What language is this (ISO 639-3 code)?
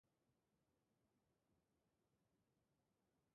eus